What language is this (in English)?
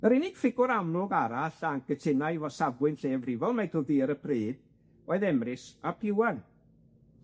Welsh